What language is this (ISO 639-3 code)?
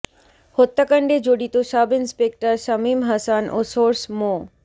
ben